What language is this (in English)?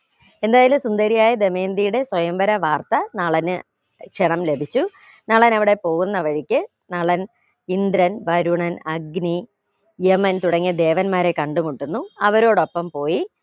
Malayalam